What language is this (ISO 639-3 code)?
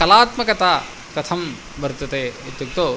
san